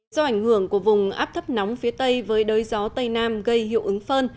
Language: Vietnamese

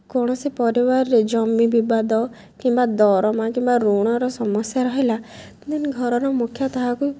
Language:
Odia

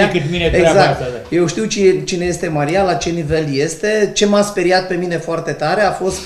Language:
Romanian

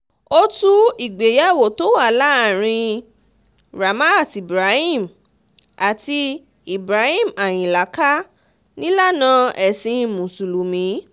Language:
Yoruba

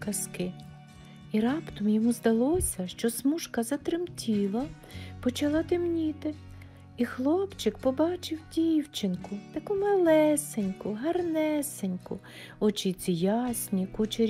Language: Ukrainian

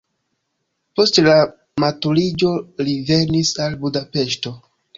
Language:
Esperanto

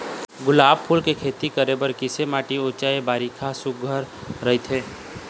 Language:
Chhattisgarhi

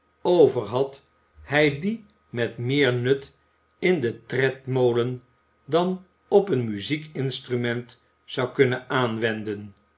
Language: Dutch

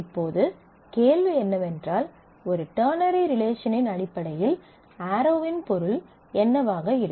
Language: Tamil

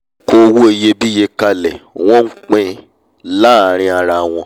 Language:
Yoruba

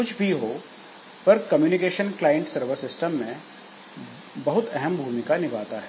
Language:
Hindi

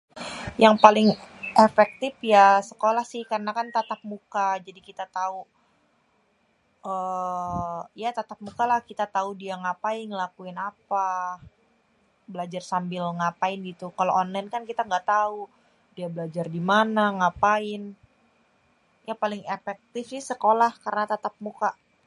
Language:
Betawi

